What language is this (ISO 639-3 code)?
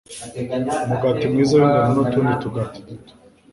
kin